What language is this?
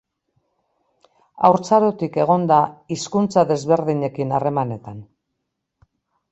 Basque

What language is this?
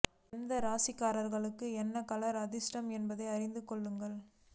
Tamil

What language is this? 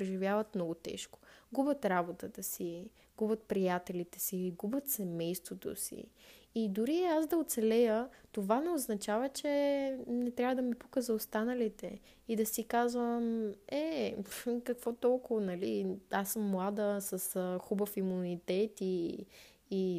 Bulgarian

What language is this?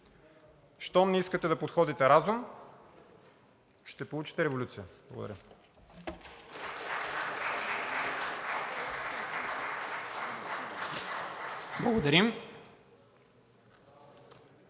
Bulgarian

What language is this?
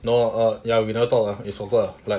English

